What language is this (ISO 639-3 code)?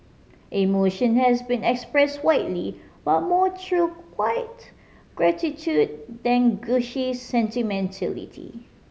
eng